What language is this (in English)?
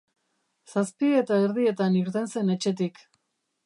Basque